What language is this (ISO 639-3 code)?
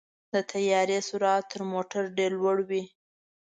pus